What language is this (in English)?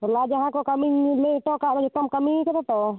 Santali